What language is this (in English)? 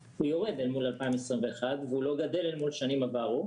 Hebrew